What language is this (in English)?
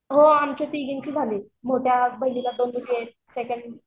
Marathi